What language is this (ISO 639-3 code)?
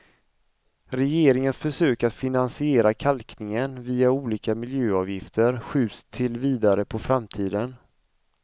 swe